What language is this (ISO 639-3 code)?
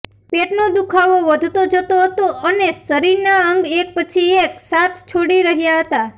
guj